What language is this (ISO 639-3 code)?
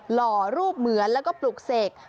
tha